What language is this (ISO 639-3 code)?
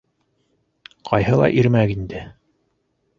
bak